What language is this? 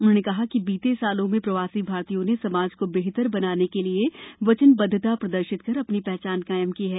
Hindi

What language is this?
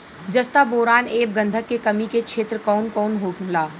Bhojpuri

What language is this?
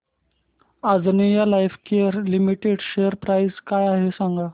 Marathi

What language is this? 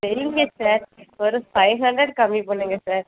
Tamil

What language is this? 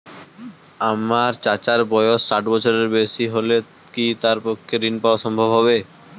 Bangla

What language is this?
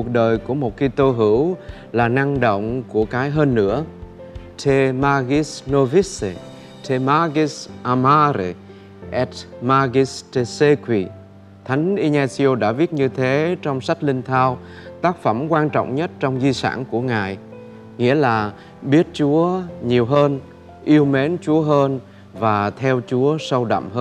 Vietnamese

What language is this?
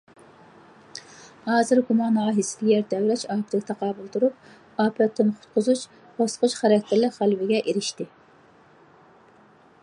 Uyghur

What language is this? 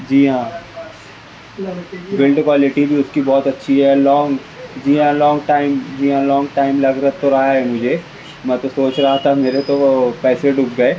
Urdu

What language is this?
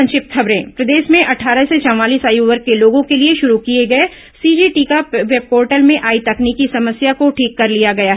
Hindi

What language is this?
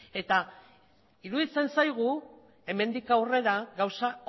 Basque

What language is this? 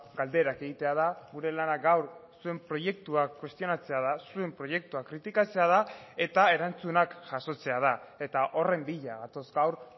Basque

